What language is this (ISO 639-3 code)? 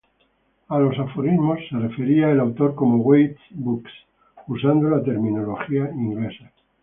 spa